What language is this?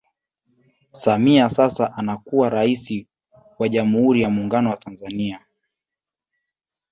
Swahili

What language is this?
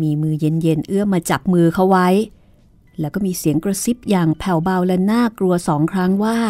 Thai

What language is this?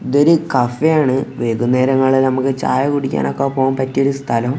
Malayalam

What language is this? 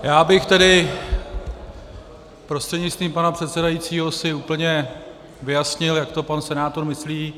Czech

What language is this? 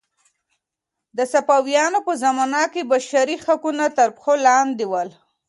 Pashto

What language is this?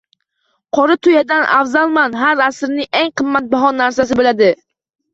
Uzbek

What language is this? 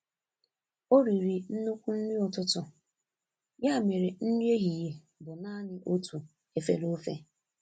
Igbo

